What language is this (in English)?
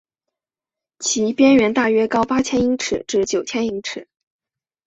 Chinese